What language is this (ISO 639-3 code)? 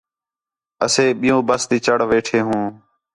xhe